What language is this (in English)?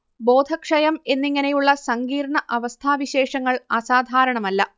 Malayalam